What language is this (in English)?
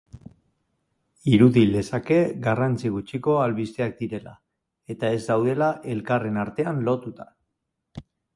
Basque